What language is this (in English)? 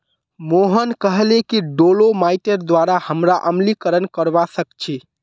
Magahi